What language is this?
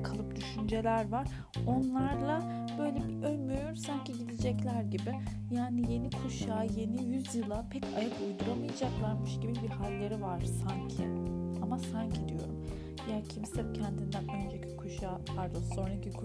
Turkish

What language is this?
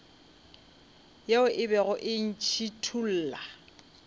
Northern Sotho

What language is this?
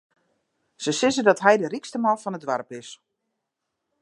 Western Frisian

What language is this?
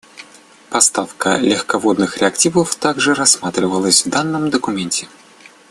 Russian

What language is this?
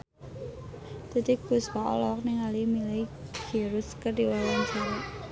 Sundanese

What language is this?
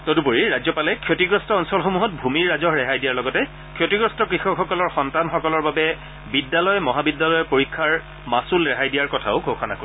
Assamese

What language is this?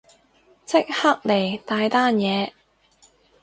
Cantonese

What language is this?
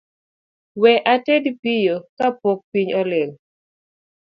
Luo (Kenya and Tanzania)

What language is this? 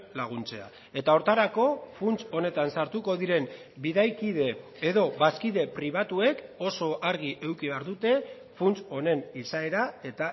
Basque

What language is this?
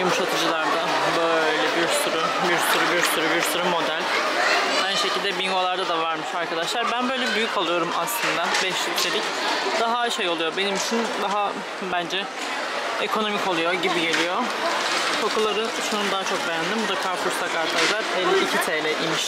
Turkish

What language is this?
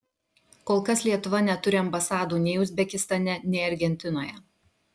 Lithuanian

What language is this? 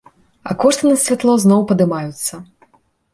Belarusian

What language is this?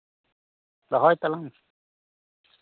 Santali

